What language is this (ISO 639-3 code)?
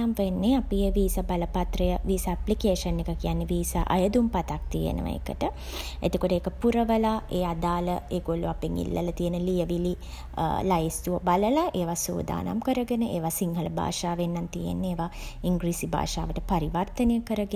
sin